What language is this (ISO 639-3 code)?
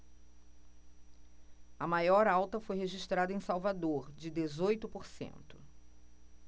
por